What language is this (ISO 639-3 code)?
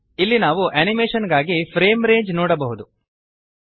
kan